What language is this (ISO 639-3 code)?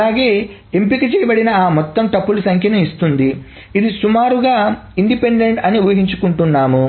tel